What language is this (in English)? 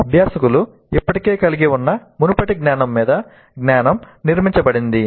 Telugu